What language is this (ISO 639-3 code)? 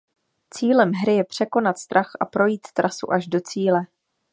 ces